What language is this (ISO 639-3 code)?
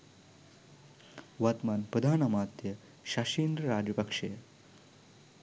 sin